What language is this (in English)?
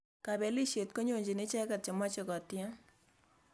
Kalenjin